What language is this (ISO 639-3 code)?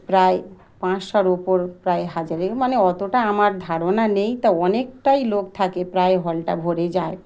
ben